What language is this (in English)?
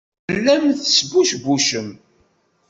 Kabyle